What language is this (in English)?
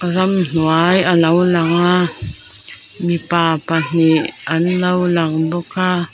Mizo